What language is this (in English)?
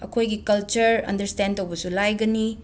Manipuri